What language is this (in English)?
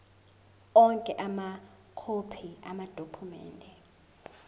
Zulu